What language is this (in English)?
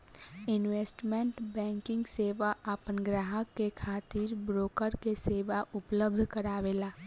Bhojpuri